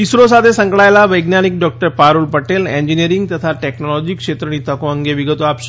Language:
Gujarati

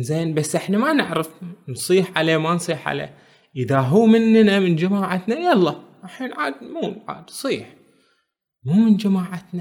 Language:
Arabic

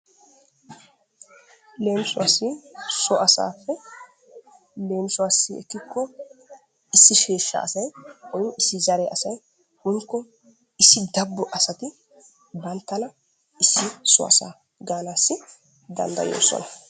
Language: Wolaytta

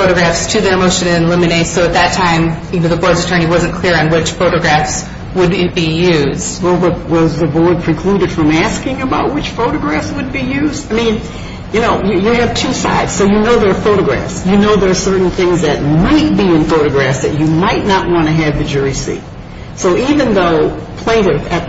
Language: English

